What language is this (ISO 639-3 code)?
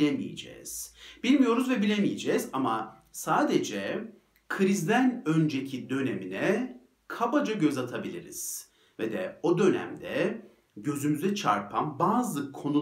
tur